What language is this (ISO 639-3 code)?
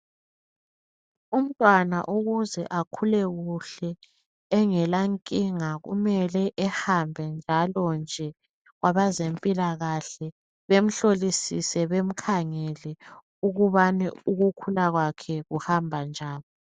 nde